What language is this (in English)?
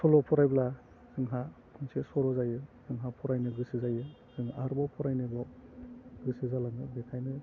Bodo